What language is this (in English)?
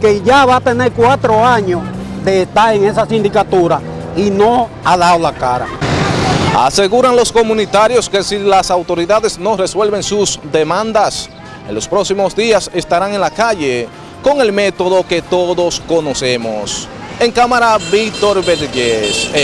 Spanish